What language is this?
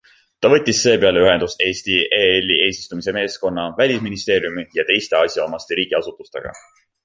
Estonian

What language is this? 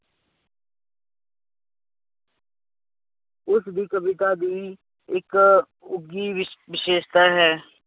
Punjabi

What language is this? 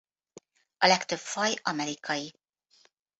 Hungarian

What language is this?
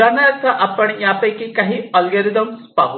Marathi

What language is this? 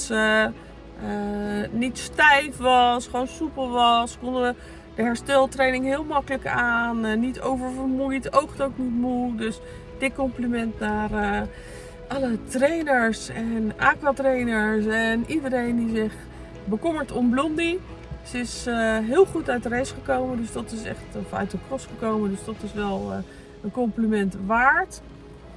Dutch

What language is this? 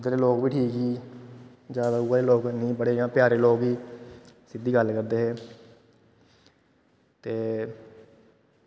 Dogri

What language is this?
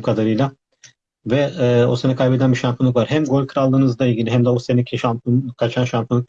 Turkish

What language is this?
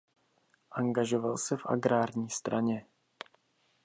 Czech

